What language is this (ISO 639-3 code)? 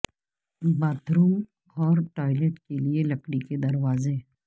urd